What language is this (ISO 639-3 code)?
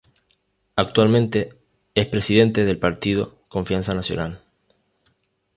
spa